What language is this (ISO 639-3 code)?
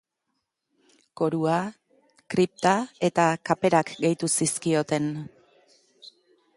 eus